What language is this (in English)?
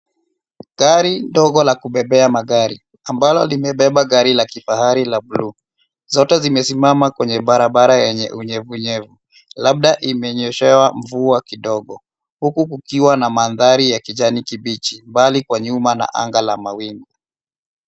Swahili